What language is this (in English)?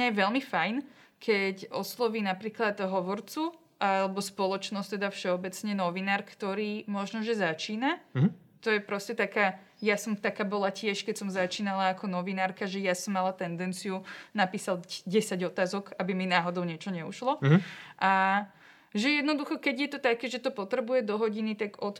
Slovak